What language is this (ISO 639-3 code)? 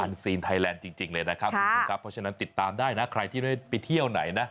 tha